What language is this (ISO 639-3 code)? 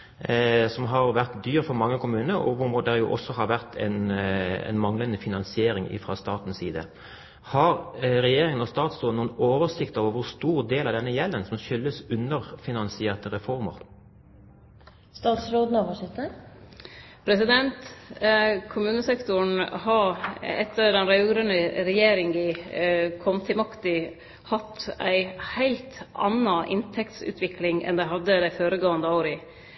nor